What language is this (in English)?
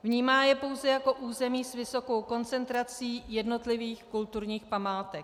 Czech